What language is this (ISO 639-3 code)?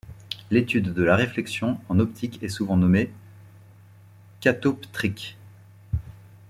fra